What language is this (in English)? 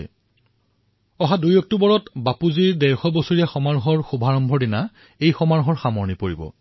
Assamese